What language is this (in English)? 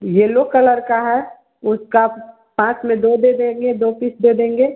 Hindi